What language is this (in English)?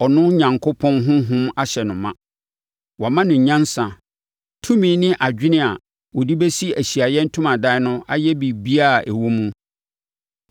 Akan